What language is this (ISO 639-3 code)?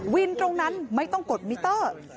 tha